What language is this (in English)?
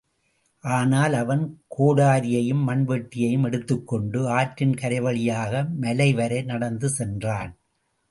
Tamil